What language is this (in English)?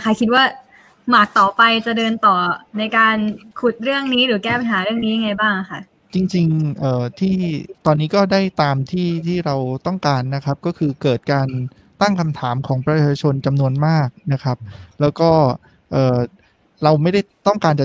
Thai